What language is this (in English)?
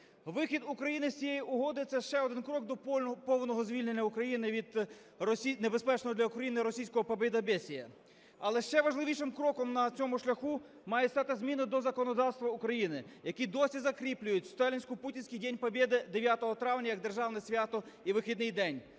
Ukrainian